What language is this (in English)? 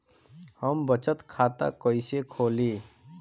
Bhojpuri